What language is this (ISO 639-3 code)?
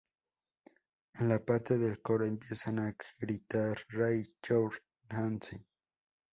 spa